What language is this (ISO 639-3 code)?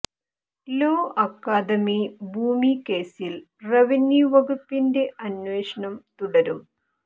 mal